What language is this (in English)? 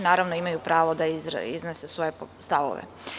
Serbian